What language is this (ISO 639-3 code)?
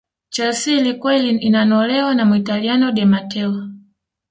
swa